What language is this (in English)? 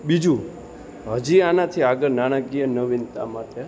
Gujarati